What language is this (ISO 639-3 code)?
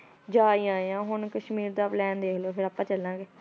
pan